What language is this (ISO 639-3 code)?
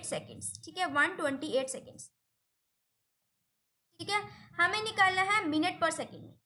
hin